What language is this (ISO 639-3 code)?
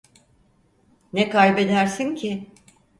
tur